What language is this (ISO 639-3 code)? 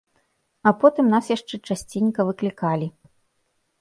bel